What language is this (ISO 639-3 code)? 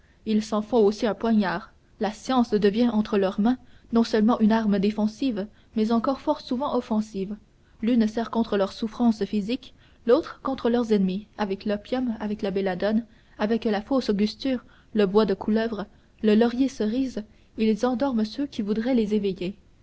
fra